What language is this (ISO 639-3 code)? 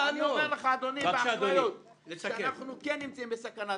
heb